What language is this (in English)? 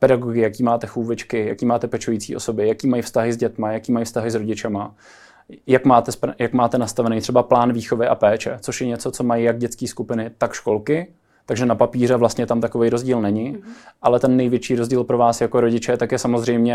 Czech